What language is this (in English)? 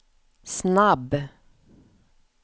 Swedish